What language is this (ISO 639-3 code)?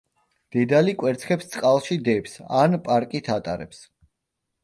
kat